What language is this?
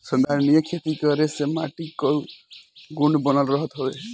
Bhojpuri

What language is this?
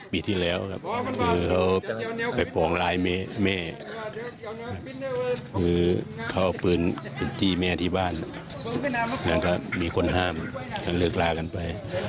Thai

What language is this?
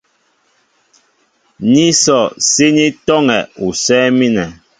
Mbo (Cameroon)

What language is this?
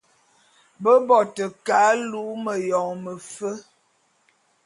Bulu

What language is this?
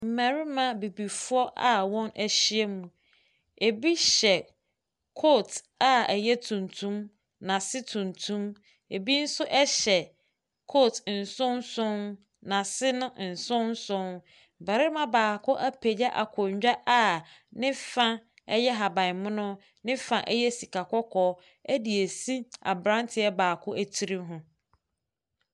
Akan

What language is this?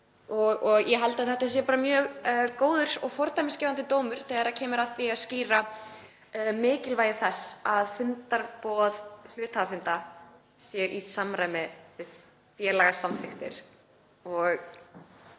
Icelandic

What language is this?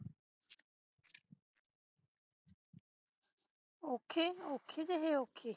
Punjabi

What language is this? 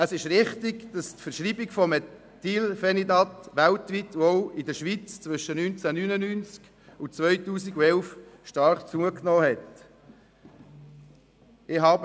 Swiss German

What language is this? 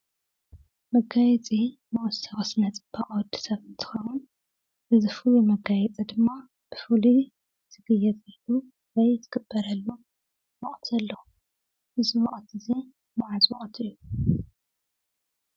Tigrinya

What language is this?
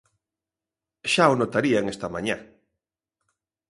Galician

